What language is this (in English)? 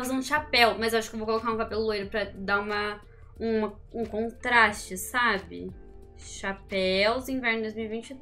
Portuguese